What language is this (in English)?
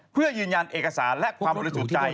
Thai